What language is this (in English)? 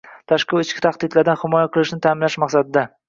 Uzbek